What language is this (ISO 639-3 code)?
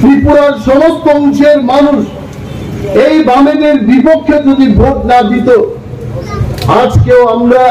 ben